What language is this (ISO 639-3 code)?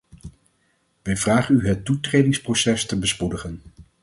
nld